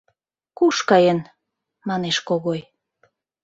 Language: Mari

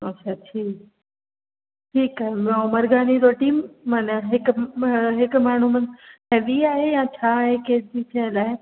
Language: Sindhi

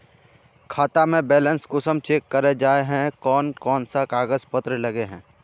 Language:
Magahi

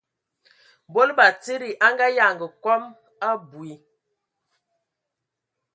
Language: Ewondo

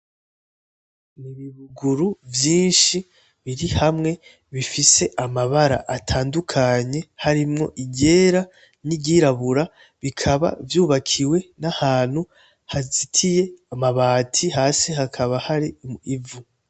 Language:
Rundi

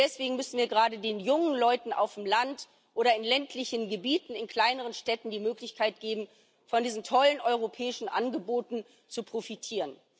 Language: German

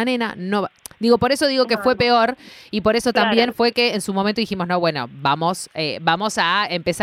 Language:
Spanish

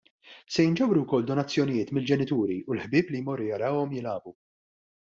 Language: Maltese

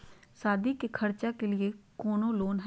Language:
Magahi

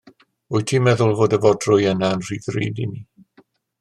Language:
Welsh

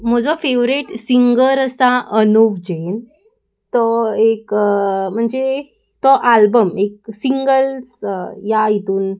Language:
Konkani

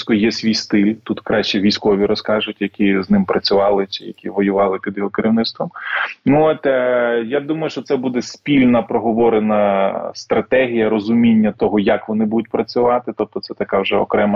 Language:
Ukrainian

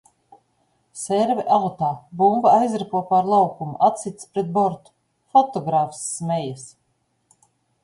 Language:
Latvian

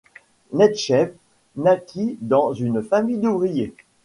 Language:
French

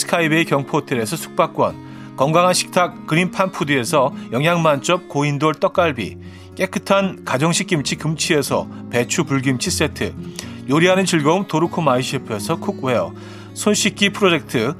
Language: Korean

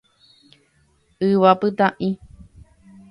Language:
Guarani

